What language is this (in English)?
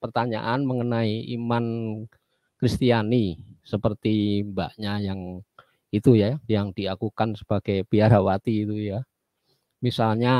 Indonesian